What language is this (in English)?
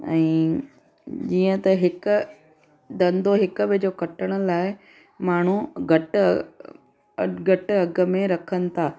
Sindhi